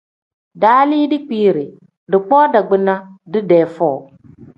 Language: Tem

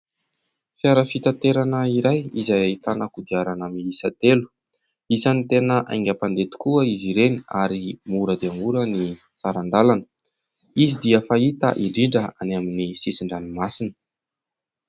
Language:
Malagasy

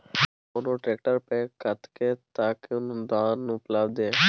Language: Maithili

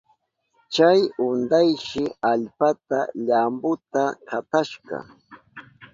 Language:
Southern Pastaza Quechua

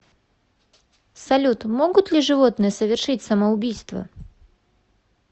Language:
Russian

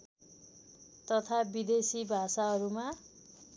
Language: Nepali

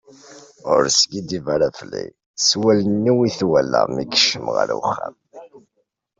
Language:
Kabyle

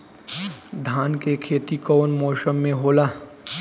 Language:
Bhojpuri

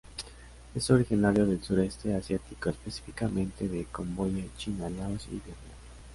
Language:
Spanish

